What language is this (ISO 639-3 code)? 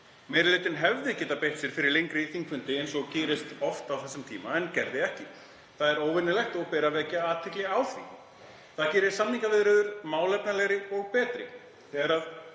isl